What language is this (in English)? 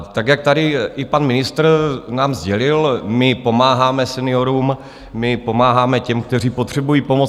Czech